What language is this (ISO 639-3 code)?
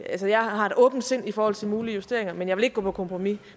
dan